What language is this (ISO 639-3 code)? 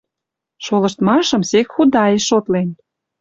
mrj